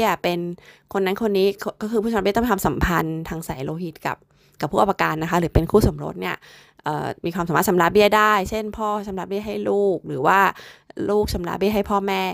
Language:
Thai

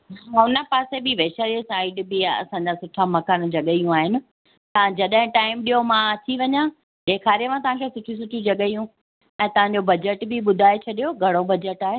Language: Sindhi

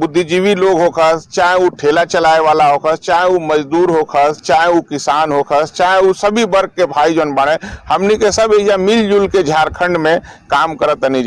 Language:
Hindi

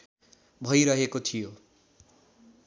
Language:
Nepali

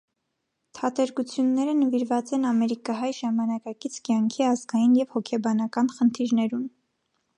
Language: Armenian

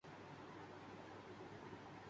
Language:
Urdu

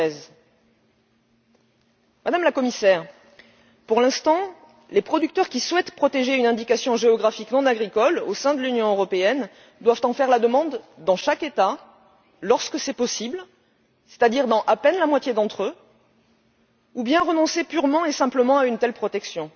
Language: French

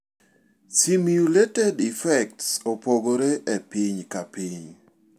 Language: Luo (Kenya and Tanzania)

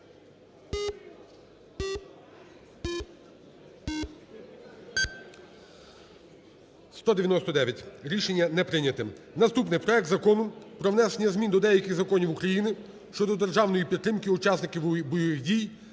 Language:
Ukrainian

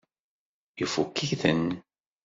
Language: Kabyle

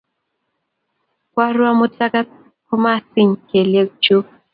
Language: Kalenjin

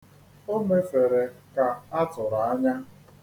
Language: Igbo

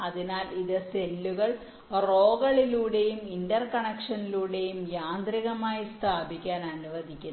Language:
Malayalam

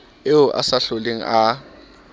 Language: Southern Sotho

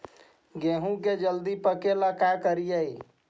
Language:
Magahi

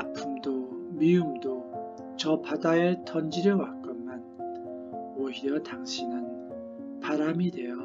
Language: Korean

